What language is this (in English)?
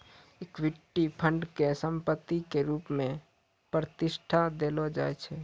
Maithili